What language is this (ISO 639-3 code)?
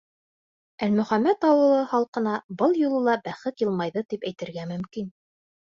bak